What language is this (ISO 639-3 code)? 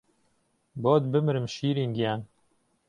ckb